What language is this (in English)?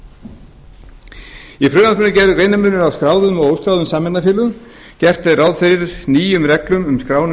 Icelandic